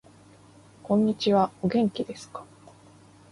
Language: Japanese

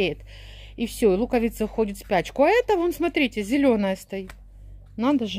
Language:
Russian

